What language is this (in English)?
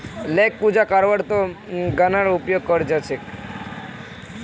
Magahi